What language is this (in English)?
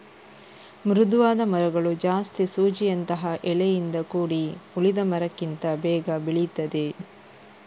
Kannada